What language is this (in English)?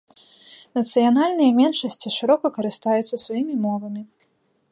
Belarusian